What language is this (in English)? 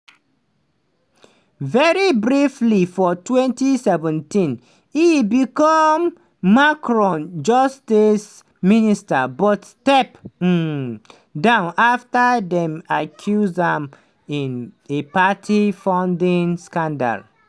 Nigerian Pidgin